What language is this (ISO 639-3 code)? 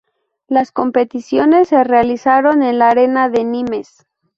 spa